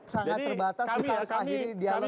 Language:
Indonesian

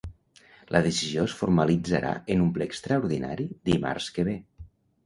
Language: Catalan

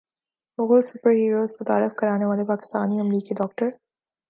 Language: Urdu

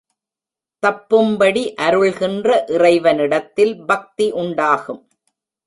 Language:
Tamil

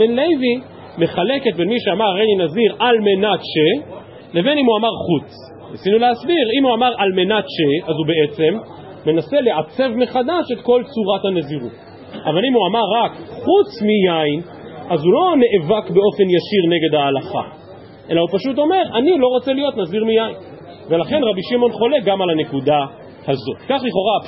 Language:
Hebrew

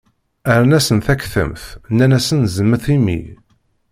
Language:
Kabyle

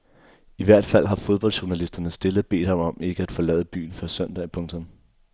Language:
Danish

